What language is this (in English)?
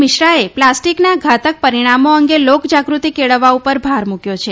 Gujarati